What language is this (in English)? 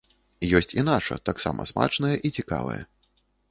Belarusian